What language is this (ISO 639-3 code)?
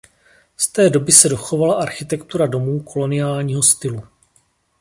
ces